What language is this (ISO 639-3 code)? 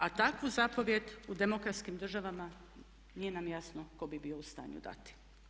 hrv